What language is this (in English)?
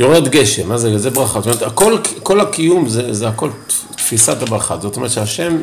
Hebrew